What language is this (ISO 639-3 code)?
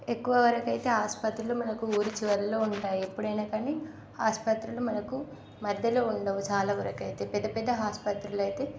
tel